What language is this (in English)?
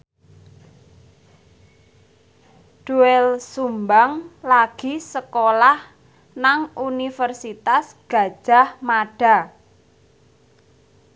Javanese